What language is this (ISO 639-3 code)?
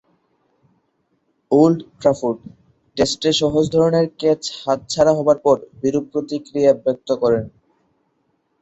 ben